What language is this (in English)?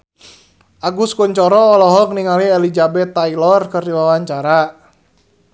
Sundanese